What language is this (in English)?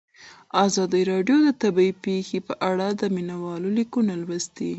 Pashto